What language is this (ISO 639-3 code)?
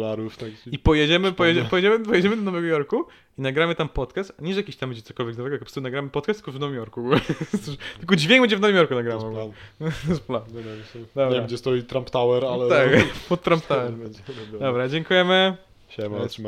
pol